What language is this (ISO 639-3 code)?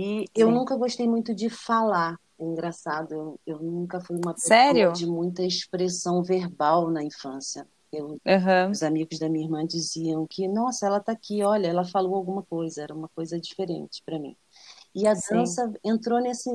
por